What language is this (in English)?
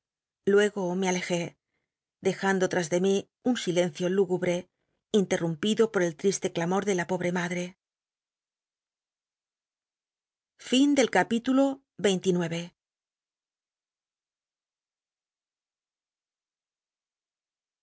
Spanish